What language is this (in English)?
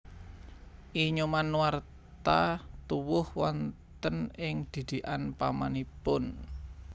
Javanese